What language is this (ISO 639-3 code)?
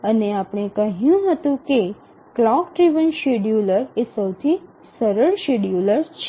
guj